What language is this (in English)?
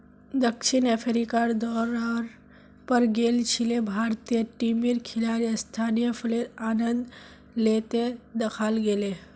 Magahi